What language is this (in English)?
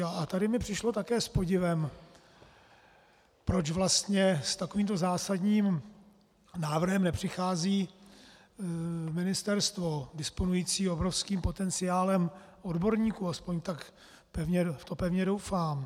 Czech